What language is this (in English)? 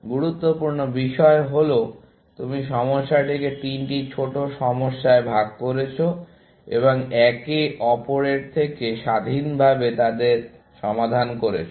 Bangla